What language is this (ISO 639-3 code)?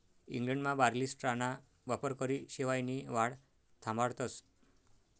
mar